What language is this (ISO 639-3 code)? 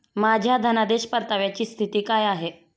mar